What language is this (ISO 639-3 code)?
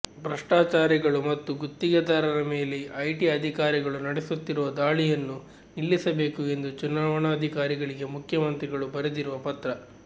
kan